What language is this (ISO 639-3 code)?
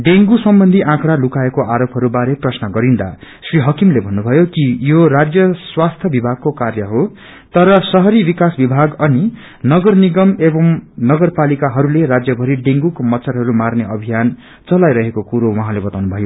nep